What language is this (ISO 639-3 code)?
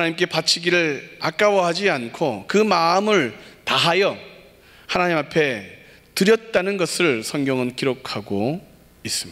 kor